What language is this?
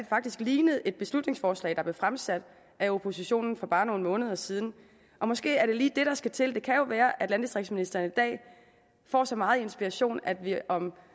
Danish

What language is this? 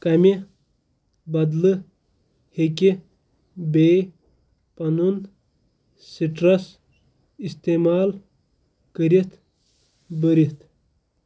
Kashmiri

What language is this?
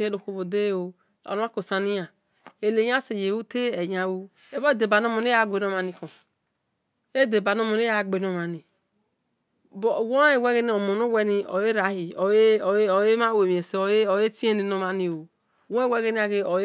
Esan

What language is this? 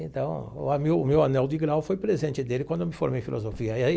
Portuguese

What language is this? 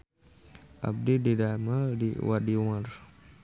Sundanese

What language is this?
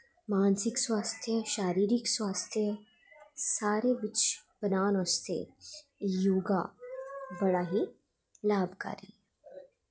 Dogri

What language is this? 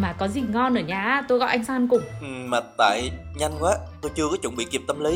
Vietnamese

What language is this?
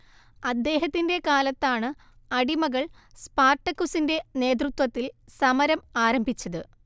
Malayalam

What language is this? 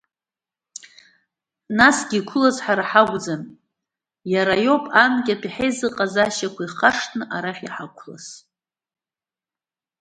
Abkhazian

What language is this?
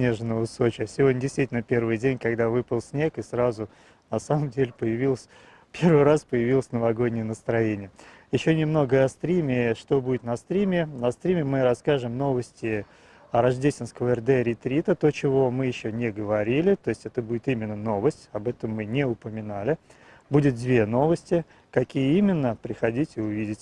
Russian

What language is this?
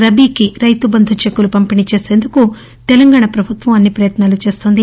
Telugu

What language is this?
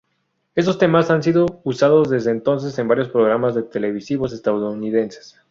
Spanish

